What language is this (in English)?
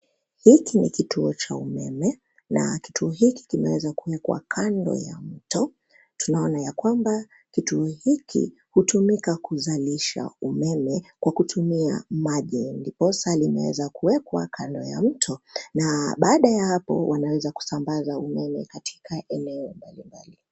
Swahili